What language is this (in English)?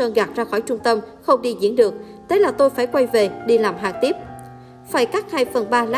Vietnamese